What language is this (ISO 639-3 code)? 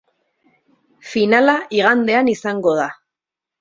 eus